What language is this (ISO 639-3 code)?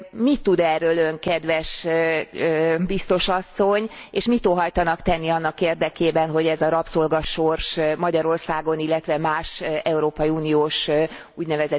hun